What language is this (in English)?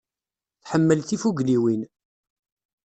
Kabyle